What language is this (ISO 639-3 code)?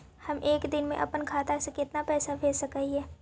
mag